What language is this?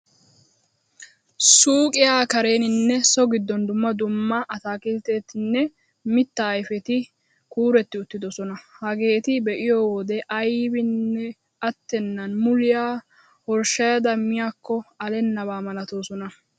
Wolaytta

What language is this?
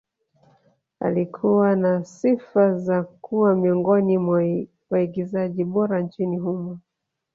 Swahili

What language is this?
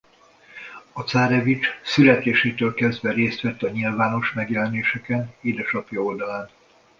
Hungarian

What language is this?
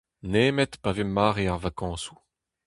Breton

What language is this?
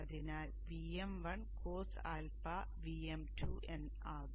Malayalam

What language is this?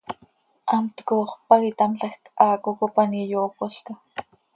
Seri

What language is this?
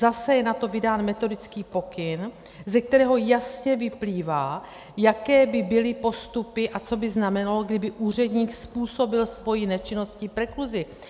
Czech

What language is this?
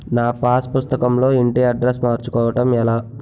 Telugu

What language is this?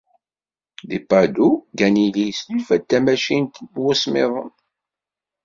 Kabyle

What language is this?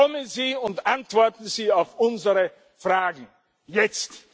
German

